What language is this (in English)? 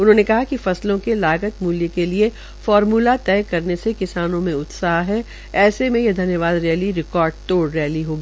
Hindi